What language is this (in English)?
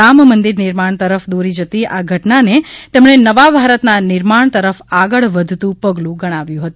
Gujarati